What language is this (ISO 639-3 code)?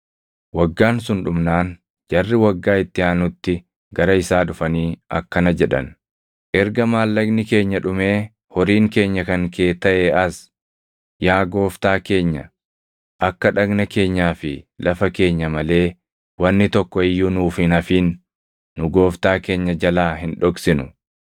orm